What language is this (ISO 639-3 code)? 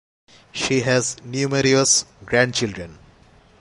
eng